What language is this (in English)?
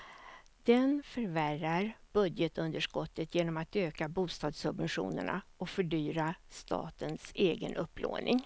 Swedish